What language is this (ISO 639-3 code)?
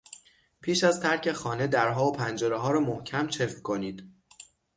fas